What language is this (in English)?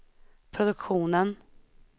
Swedish